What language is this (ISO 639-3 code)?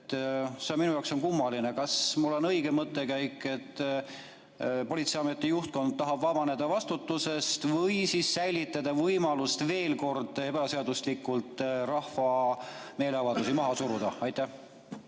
est